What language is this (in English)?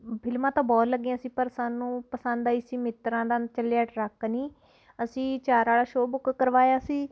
Punjabi